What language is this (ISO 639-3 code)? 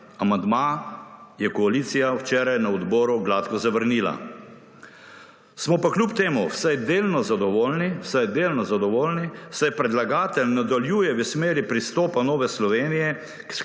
slv